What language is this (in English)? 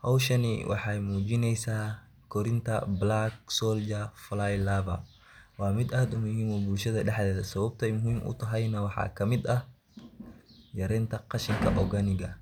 Somali